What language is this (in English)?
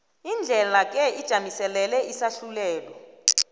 South Ndebele